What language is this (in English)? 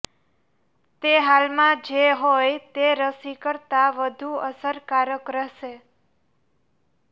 Gujarati